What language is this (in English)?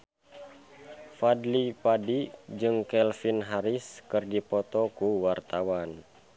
Sundanese